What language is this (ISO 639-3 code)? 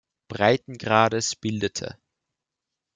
deu